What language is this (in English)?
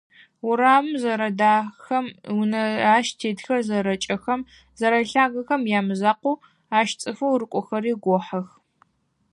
Adyghe